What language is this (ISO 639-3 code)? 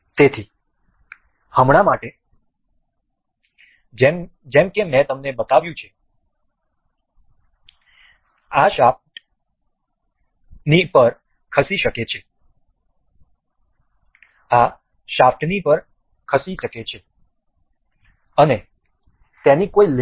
guj